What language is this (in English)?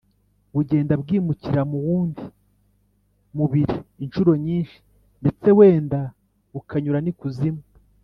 Kinyarwanda